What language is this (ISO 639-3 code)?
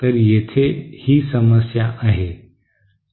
mar